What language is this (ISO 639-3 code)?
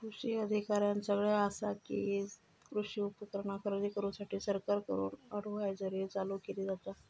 mar